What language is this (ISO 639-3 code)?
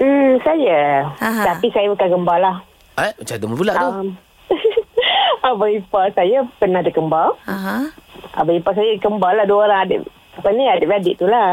msa